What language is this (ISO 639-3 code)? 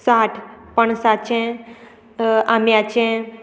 kok